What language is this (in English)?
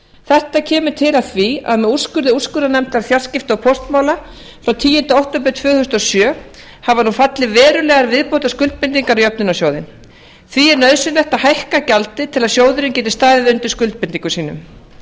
Icelandic